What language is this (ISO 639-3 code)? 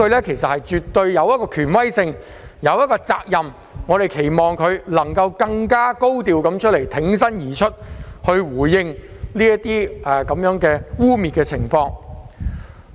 yue